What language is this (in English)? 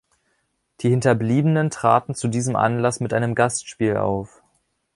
German